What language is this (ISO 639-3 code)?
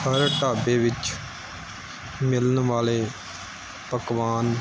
pan